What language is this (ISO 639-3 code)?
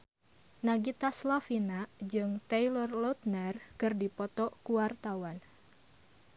sun